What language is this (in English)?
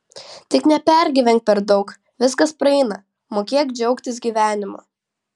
Lithuanian